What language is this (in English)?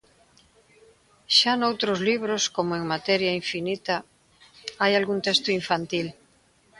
Galician